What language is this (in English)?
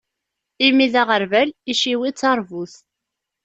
Kabyle